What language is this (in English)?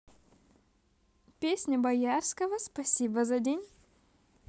Russian